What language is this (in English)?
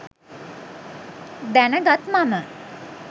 Sinhala